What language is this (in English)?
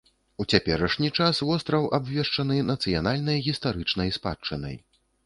Belarusian